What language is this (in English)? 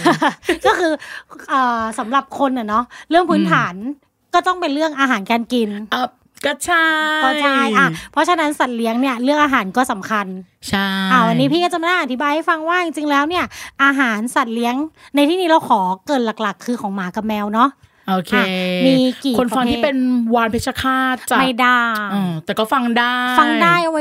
Thai